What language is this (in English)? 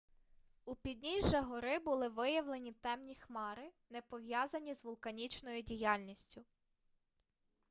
Ukrainian